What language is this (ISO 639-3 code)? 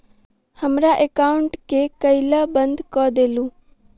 mai